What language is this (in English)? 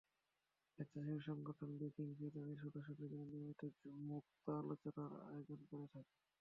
Bangla